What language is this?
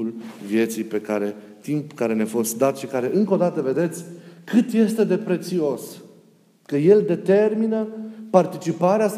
Romanian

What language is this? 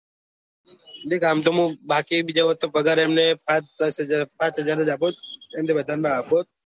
Gujarati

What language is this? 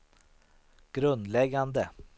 Swedish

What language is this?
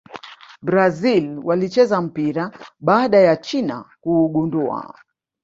Swahili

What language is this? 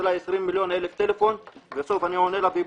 Hebrew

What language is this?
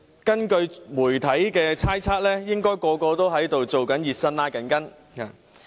Cantonese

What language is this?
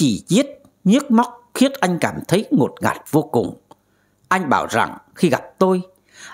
Vietnamese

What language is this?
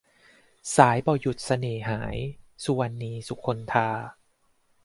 Thai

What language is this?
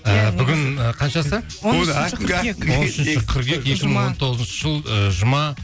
Kazakh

